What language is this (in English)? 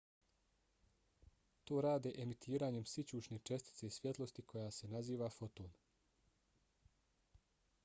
Bosnian